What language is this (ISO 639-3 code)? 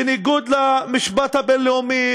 heb